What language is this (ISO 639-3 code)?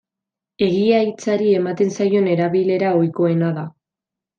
eus